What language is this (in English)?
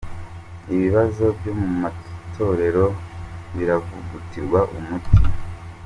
Kinyarwanda